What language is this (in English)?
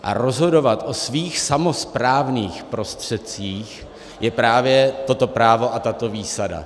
Czech